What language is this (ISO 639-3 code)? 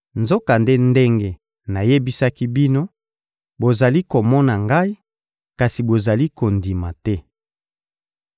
lin